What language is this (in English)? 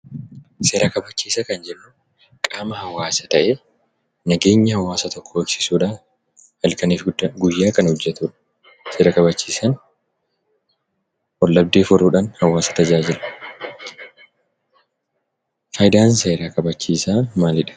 Oromo